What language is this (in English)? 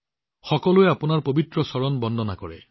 Assamese